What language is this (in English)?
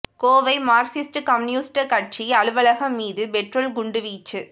Tamil